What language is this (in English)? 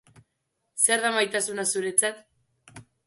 Basque